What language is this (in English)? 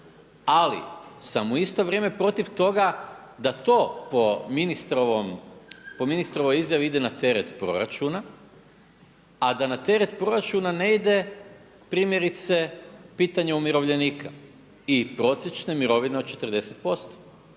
Croatian